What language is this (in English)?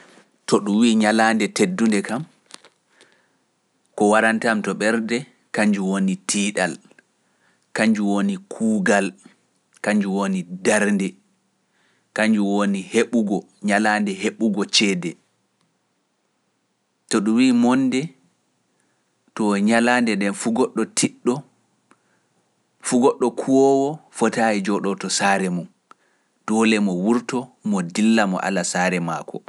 Pular